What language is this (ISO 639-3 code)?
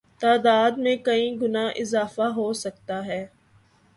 urd